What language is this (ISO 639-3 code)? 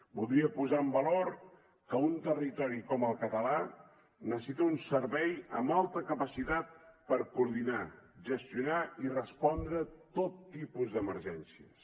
cat